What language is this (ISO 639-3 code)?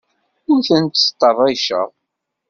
kab